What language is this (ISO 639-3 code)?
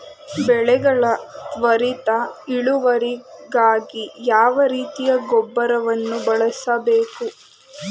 kan